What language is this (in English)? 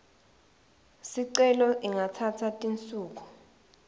Swati